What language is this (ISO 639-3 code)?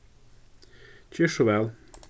fao